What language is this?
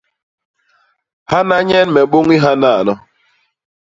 Basaa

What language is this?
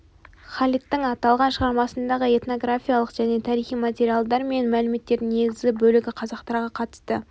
Kazakh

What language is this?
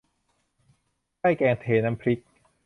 Thai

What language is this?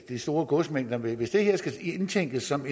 Danish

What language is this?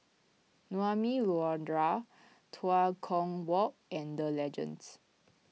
English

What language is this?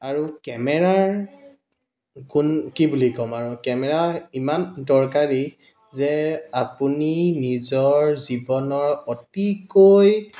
Assamese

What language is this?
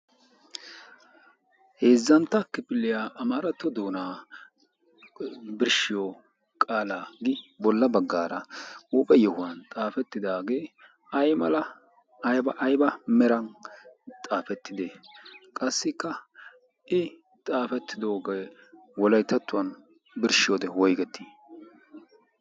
Wolaytta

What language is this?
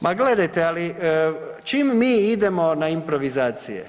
Croatian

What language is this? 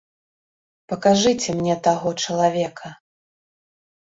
Belarusian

